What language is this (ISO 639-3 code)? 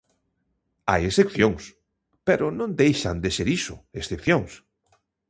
glg